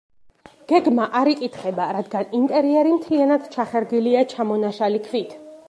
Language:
Georgian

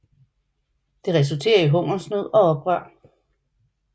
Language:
Danish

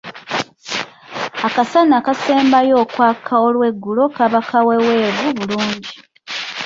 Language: Ganda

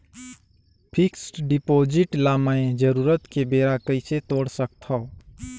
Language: Chhattisgarhi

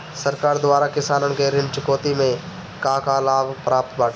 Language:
Bhojpuri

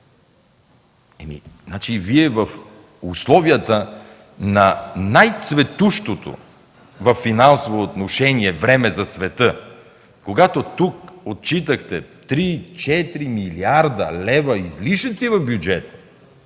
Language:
Bulgarian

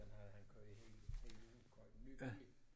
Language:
Danish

